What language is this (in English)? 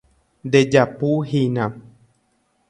Guarani